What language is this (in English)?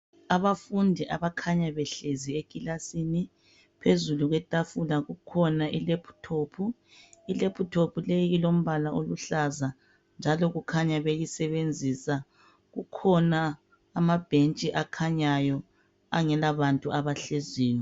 North Ndebele